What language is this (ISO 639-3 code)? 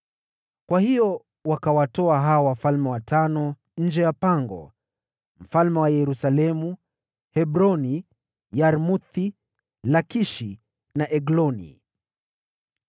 swa